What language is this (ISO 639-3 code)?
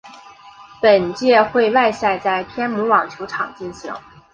zho